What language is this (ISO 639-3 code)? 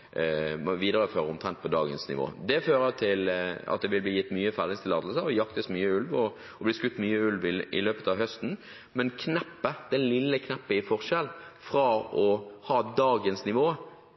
nob